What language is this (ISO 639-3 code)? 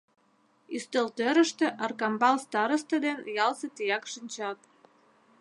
chm